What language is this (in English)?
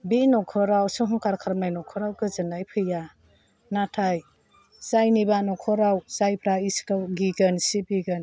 Bodo